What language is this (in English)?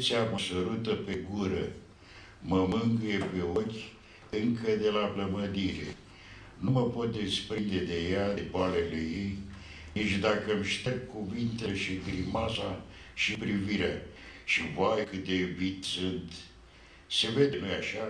Romanian